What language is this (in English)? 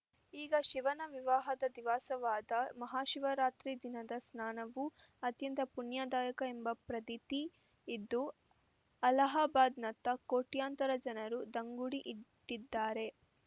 Kannada